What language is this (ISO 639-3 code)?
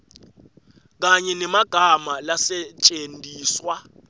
ssw